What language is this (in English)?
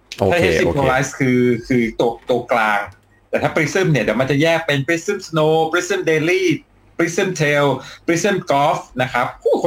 Thai